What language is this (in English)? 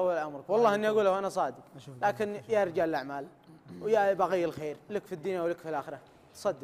Arabic